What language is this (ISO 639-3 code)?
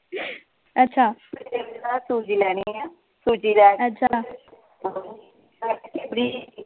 pan